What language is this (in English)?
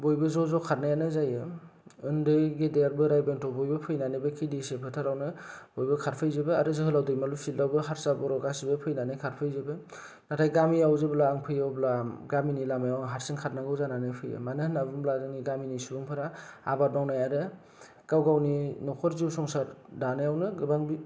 Bodo